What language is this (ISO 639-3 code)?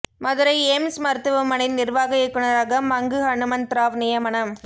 tam